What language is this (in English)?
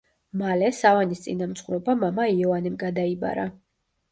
Georgian